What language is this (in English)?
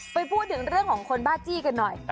Thai